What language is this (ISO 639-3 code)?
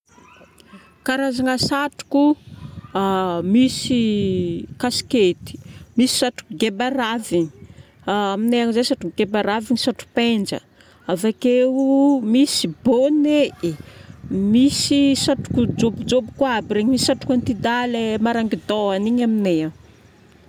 bmm